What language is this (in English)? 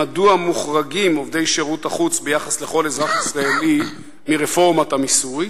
Hebrew